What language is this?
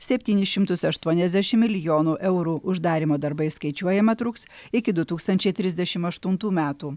Lithuanian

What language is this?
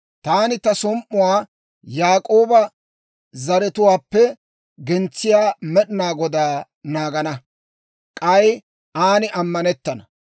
Dawro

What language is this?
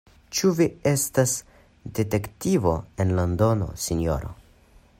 Esperanto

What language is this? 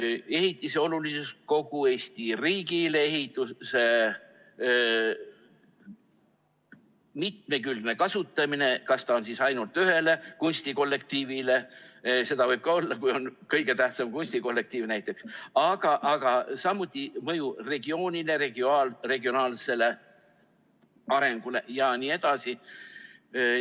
Estonian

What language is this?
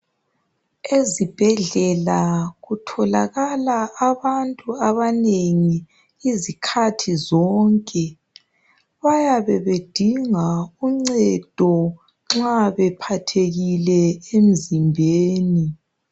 North Ndebele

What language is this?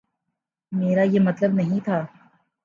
Urdu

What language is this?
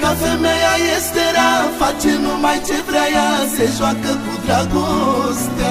Romanian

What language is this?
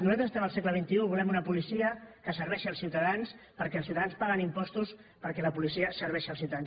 Catalan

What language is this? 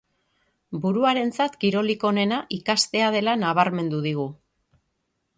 Basque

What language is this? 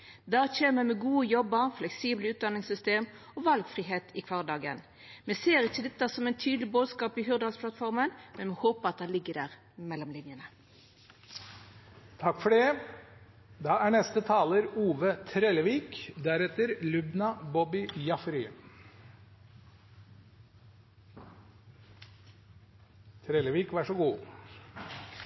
Norwegian Nynorsk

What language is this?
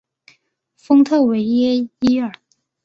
Chinese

